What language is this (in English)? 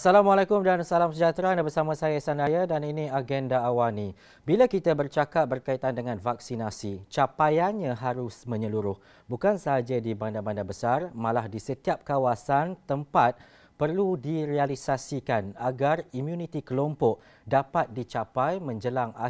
Malay